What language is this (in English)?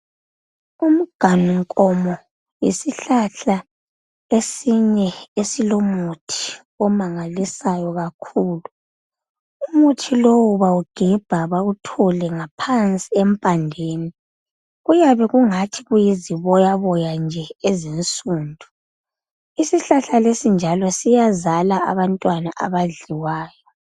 North Ndebele